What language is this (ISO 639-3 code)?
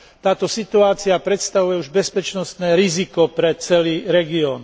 slk